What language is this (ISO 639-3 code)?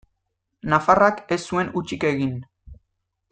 eus